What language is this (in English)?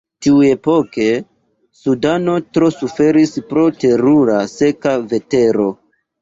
Esperanto